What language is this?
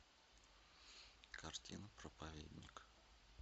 Russian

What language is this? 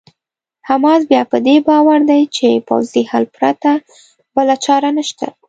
Pashto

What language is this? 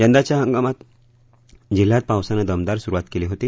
Marathi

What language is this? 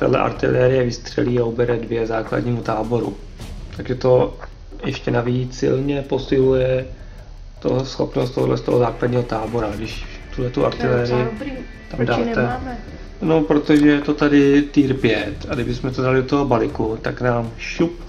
Czech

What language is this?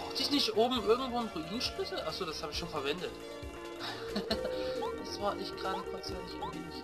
German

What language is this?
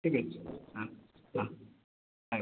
Odia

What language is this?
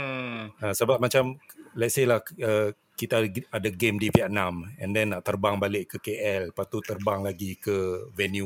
Malay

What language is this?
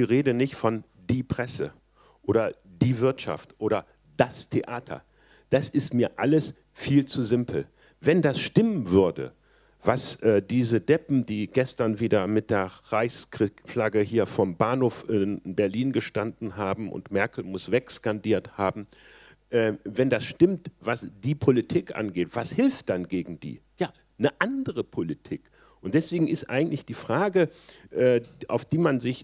German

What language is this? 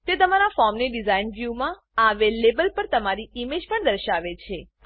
Gujarati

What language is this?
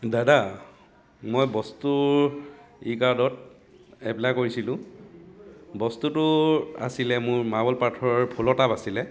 Assamese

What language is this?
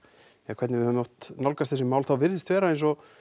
Icelandic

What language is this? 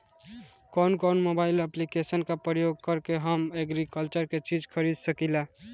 Bhojpuri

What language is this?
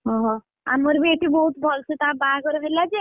Odia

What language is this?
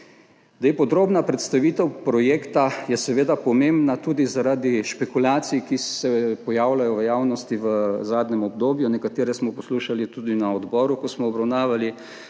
Slovenian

